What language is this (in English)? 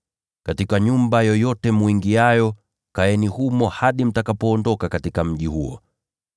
Swahili